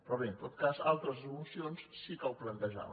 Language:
Catalan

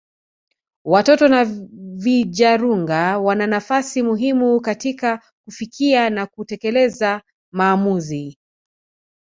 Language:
Swahili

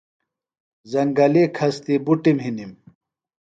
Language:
Phalura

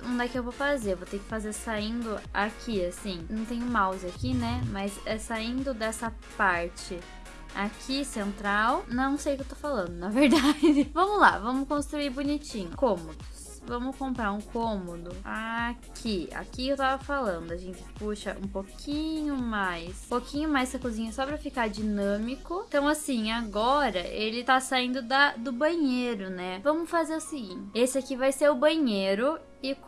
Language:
Portuguese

